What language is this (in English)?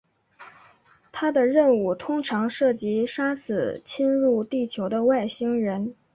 Chinese